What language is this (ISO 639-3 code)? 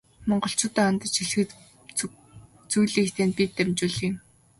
mon